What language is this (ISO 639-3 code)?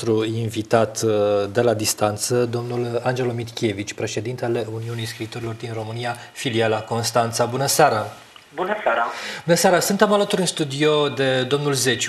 ron